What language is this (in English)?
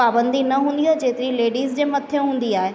Sindhi